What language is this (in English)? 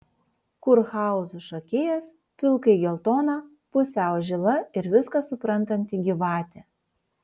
Lithuanian